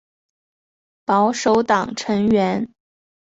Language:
Chinese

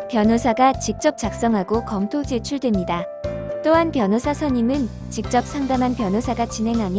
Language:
Korean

